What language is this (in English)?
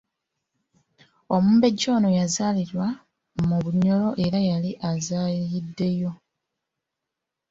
Ganda